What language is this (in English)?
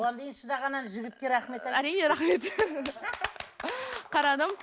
Kazakh